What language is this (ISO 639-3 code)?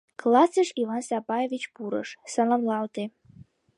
chm